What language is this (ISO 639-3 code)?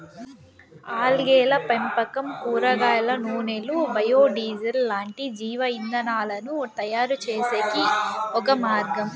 tel